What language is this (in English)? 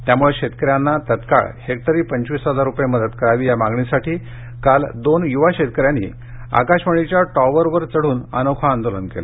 Marathi